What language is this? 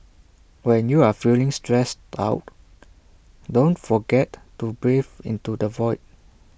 English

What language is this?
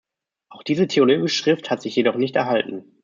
German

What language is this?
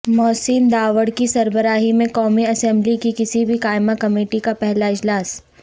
Urdu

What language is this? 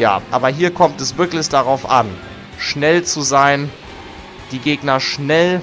German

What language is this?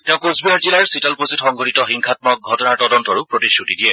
Assamese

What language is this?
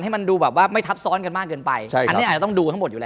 Thai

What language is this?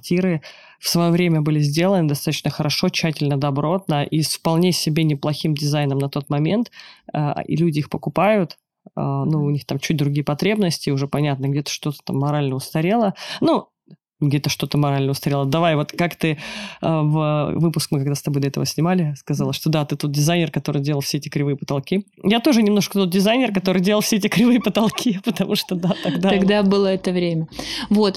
Russian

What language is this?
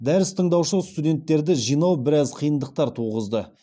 Kazakh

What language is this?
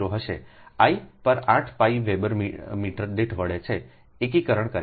Gujarati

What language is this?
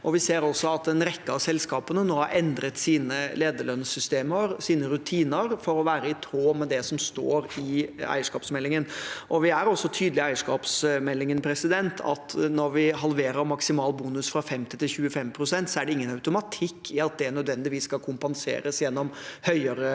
Norwegian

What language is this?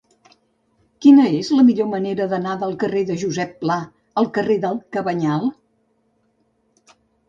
Catalan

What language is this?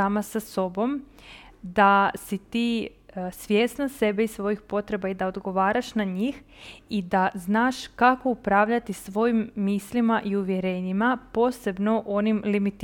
Croatian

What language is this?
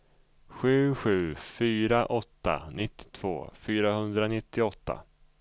Swedish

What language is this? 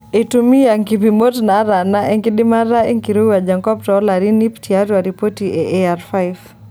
Masai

